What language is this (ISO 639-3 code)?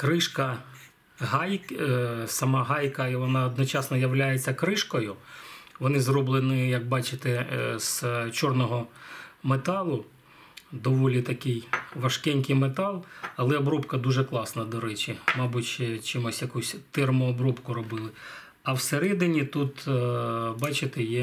ukr